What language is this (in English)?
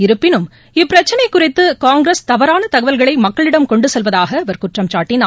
Tamil